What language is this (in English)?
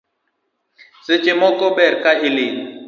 Luo (Kenya and Tanzania)